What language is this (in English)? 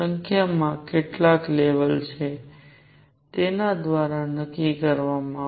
Gujarati